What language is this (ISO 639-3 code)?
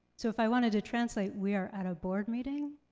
eng